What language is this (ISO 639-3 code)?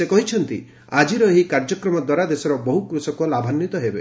ori